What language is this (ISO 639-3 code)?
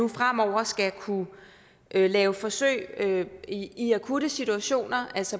dan